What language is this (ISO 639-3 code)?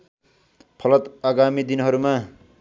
nep